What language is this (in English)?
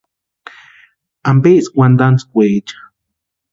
Western Highland Purepecha